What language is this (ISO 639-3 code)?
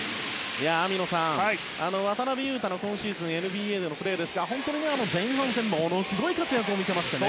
jpn